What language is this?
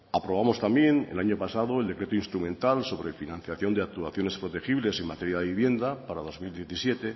Spanish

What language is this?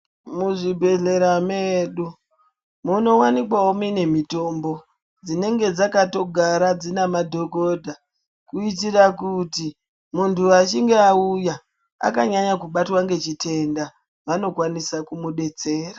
Ndau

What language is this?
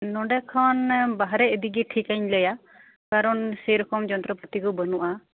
Santali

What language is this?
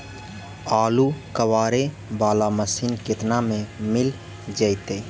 Magahi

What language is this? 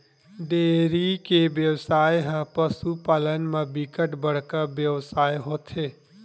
Chhattisgarhi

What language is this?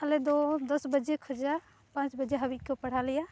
Santali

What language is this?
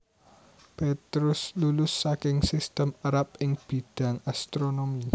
Javanese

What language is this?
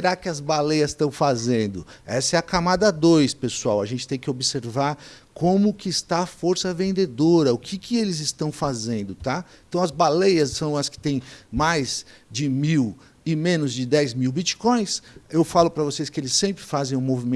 Portuguese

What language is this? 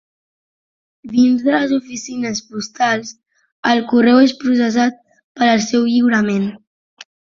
Catalan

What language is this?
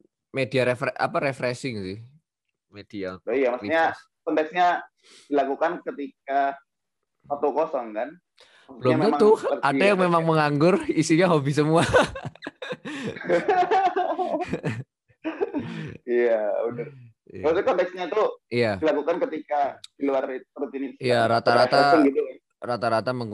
Indonesian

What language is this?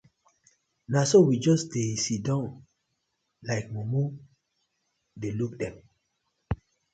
Nigerian Pidgin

